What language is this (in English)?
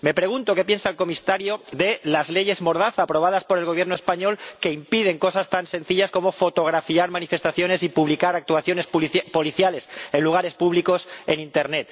Spanish